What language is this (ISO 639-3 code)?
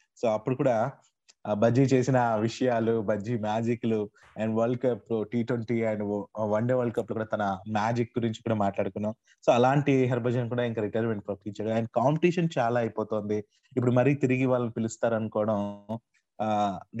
tel